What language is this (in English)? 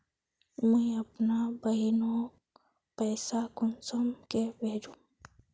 Magahi